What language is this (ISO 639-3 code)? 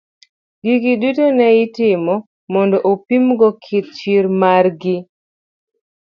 luo